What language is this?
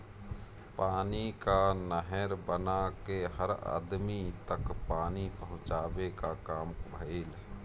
Bhojpuri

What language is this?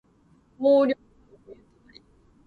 Japanese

